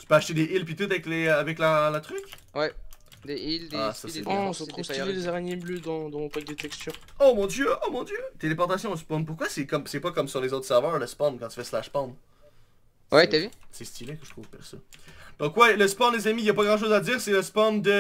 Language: French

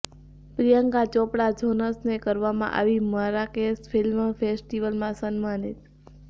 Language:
Gujarati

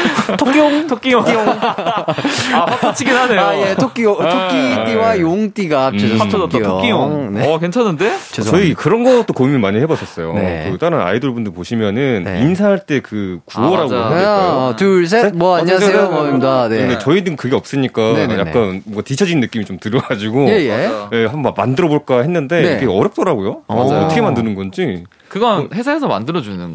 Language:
Korean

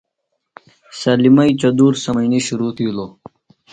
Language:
Phalura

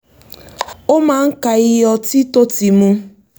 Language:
Yoruba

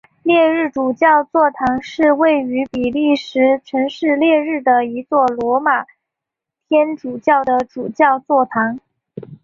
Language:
Chinese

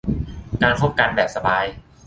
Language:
Thai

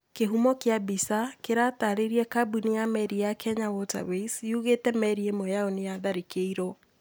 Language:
Kikuyu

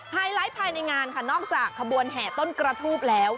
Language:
Thai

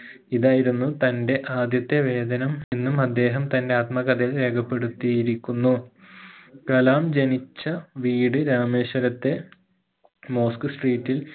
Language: Malayalam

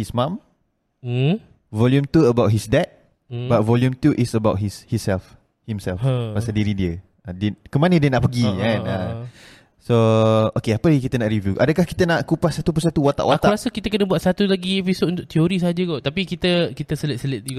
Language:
Malay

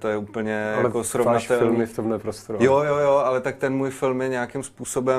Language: Czech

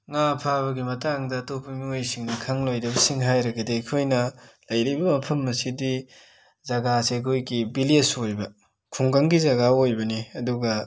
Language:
Manipuri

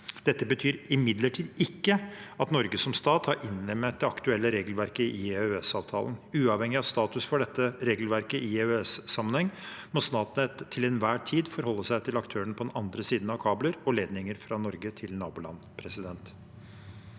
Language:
Norwegian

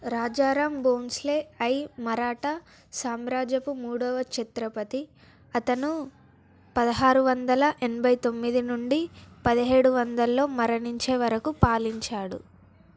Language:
Telugu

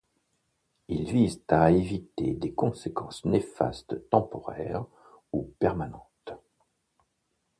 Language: French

